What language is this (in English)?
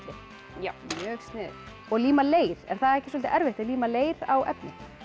Icelandic